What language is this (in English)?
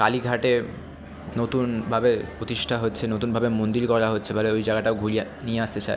Bangla